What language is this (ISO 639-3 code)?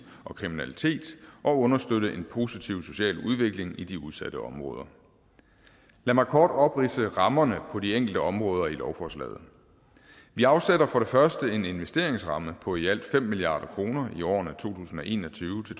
dan